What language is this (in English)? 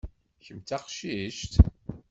Kabyle